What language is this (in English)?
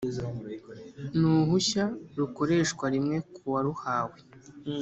Kinyarwanda